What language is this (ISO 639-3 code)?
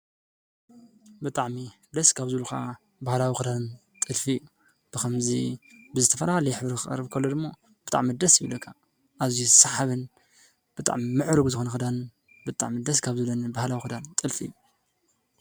tir